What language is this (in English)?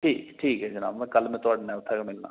Dogri